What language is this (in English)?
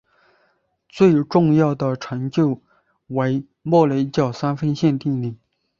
Chinese